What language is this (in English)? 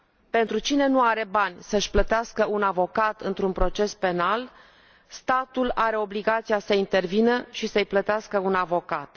Romanian